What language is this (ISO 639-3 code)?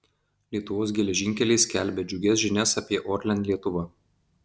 lit